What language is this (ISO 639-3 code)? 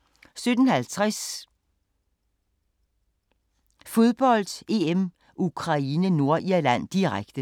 dan